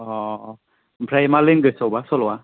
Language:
Bodo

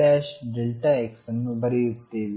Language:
Kannada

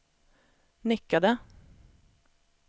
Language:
Swedish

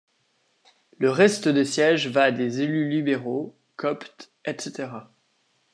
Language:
French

